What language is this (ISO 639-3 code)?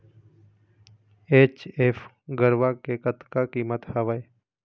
hne